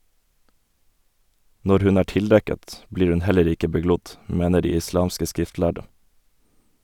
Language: Norwegian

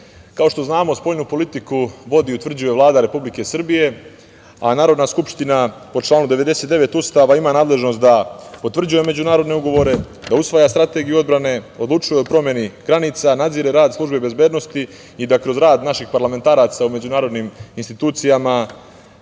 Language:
Serbian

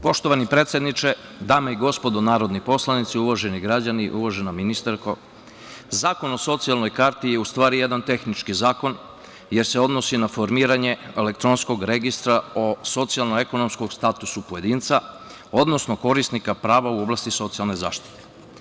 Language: Serbian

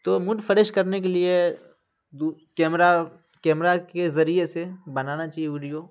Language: Urdu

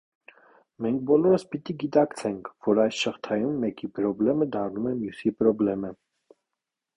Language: Armenian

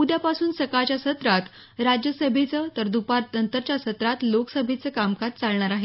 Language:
Marathi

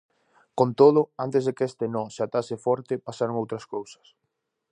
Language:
Galician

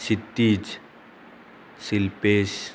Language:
Konkani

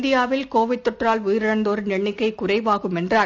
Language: Tamil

